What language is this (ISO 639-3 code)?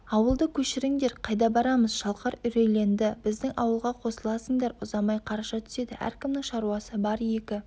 kaz